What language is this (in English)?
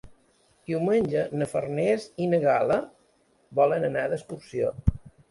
Catalan